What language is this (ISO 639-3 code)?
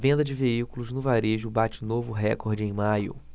por